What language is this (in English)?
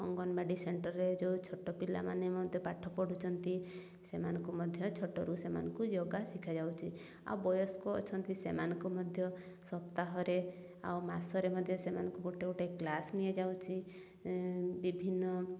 Odia